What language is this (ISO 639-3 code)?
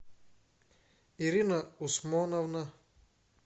rus